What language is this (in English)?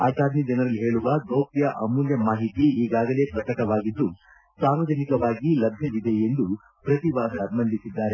Kannada